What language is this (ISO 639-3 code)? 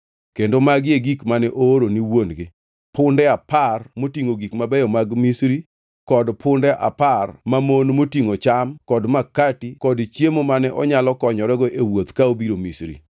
luo